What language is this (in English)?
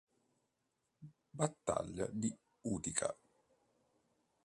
Italian